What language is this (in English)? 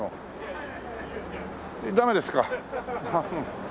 Japanese